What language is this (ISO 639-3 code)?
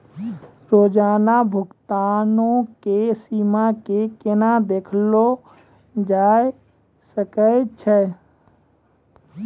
mai